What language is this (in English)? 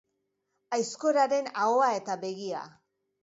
Basque